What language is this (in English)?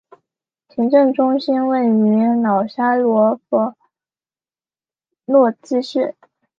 Chinese